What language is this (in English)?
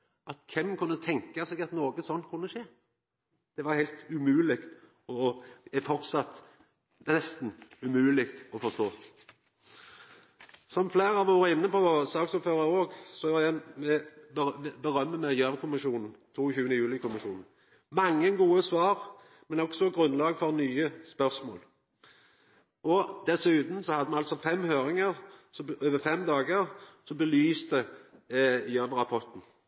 Norwegian Nynorsk